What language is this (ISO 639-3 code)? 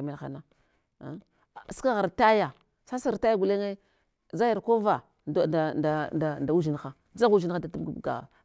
hwo